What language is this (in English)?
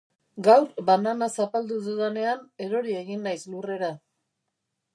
Basque